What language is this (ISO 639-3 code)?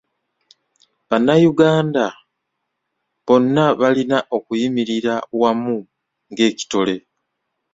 lug